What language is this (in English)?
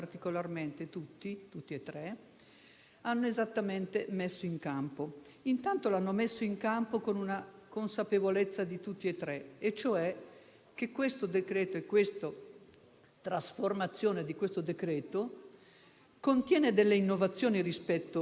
Italian